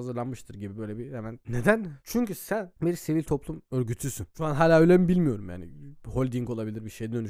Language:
Turkish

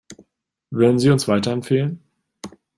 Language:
German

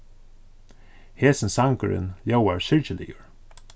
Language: Faroese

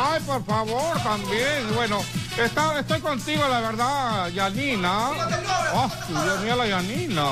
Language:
Spanish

